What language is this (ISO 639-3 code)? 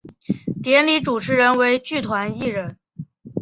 zho